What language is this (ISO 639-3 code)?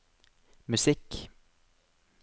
nor